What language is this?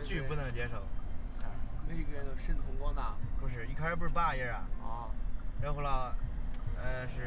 Chinese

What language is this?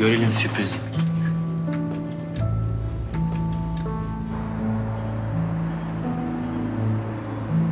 Turkish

